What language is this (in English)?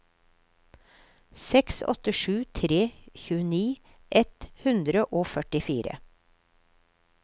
Norwegian